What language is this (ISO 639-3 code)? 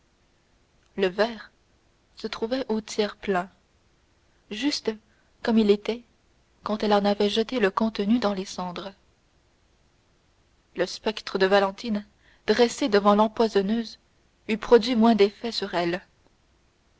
fra